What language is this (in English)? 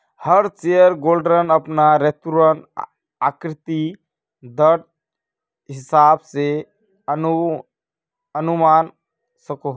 Magahi